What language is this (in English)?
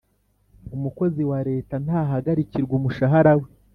Kinyarwanda